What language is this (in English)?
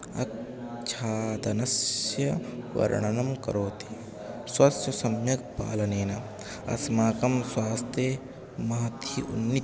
Sanskrit